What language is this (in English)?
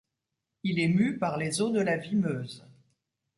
French